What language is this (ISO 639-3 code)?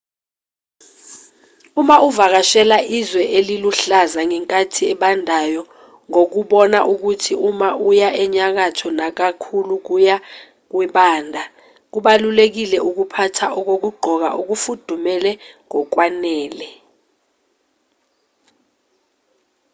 zul